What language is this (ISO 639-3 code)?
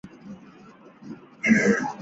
zho